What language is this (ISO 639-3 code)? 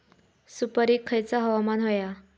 mar